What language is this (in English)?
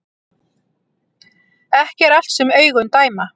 Icelandic